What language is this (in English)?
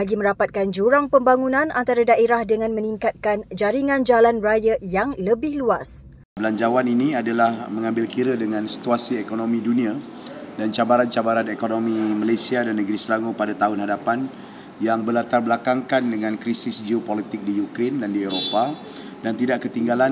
Malay